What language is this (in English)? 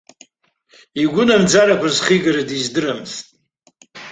Abkhazian